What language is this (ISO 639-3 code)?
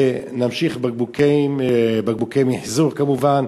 heb